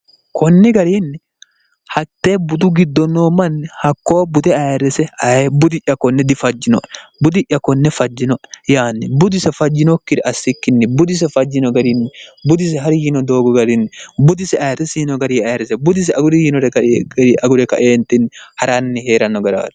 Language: Sidamo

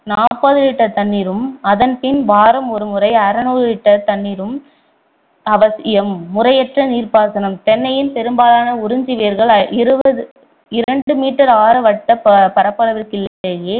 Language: Tamil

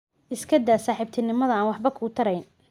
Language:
Somali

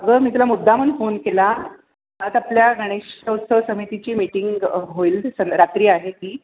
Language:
Marathi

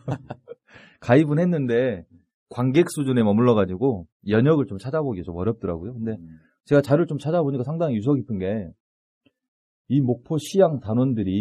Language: Korean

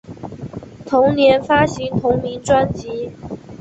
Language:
Chinese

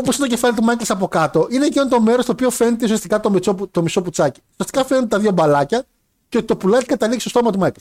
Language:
Greek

